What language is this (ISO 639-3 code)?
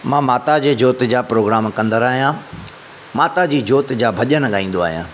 snd